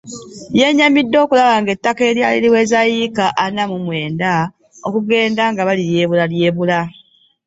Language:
Ganda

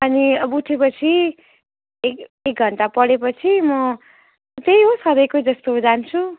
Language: Nepali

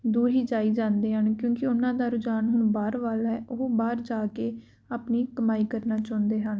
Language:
Punjabi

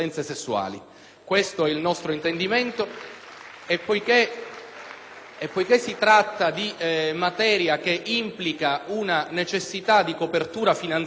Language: Italian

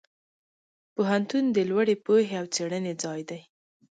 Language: Pashto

